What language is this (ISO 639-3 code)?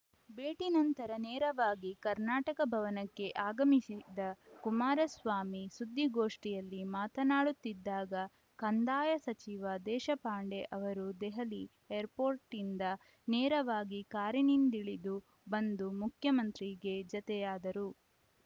kan